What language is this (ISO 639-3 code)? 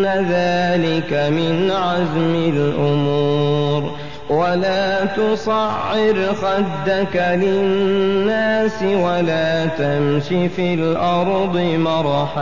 ara